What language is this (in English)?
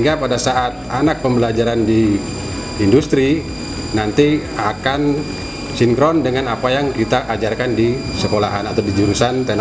Indonesian